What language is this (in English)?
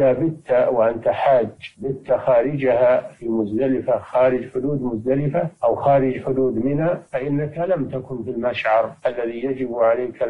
Arabic